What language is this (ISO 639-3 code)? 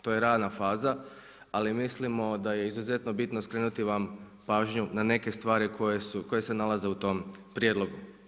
hrv